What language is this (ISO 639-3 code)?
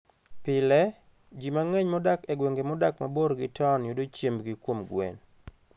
luo